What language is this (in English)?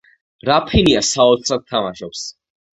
Georgian